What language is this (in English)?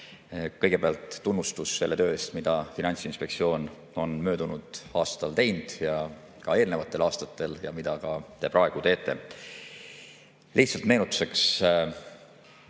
Estonian